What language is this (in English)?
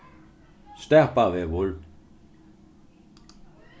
Faroese